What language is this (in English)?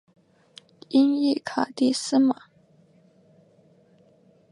Chinese